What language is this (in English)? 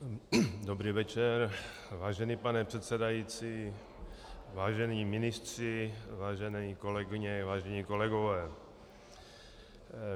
Czech